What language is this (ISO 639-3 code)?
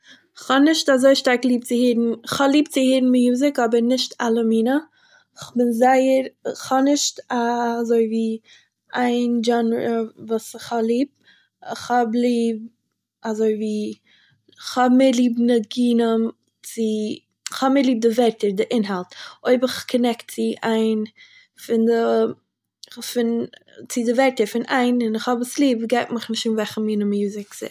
yid